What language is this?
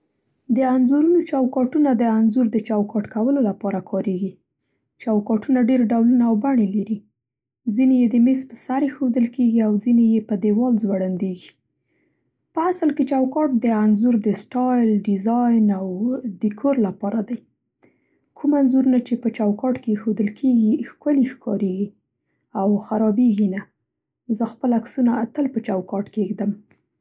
Central Pashto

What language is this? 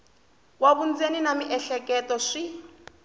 Tsonga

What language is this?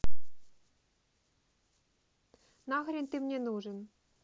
Russian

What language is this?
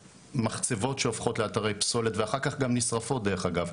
Hebrew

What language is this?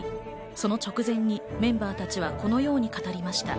Japanese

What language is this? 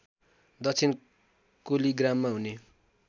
Nepali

